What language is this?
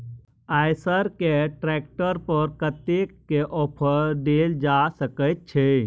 Maithili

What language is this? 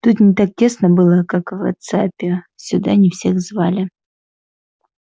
Russian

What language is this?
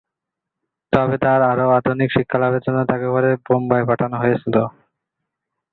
Bangla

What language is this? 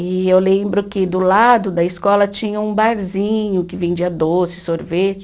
Portuguese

